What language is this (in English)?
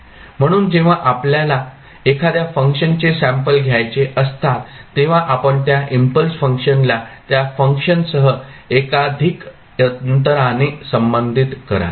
Marathi